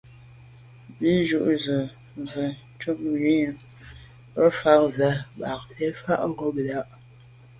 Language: Medumba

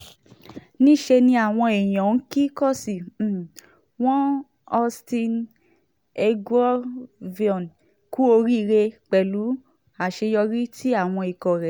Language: Yoruba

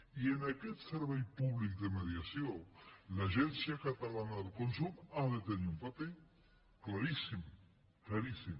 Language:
Catalan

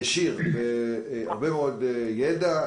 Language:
Hebrew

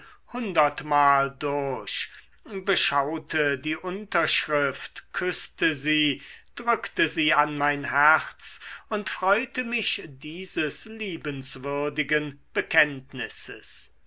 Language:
German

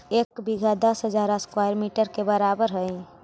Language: Magahi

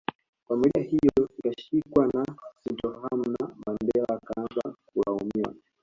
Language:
Swahili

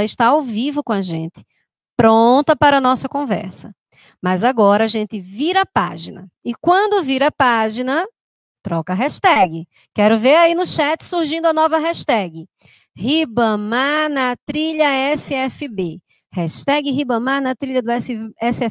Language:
Portuguese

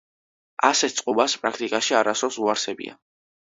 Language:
Georgian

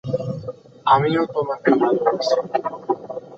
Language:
Bangla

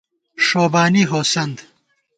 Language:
Gawar-Bati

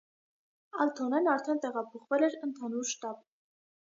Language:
Armenian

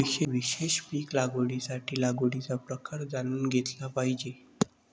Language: Marathi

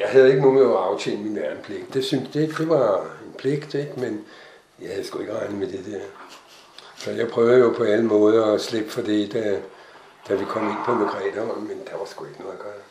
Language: Danish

